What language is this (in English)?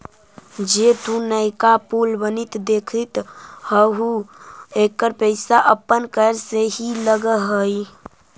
Magahi